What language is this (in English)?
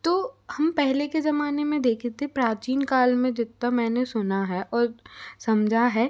Hindi